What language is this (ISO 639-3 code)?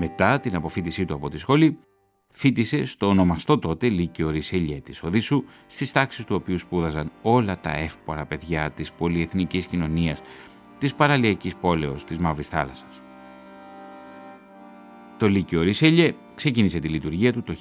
ell